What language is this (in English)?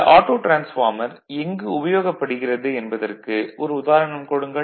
Tamil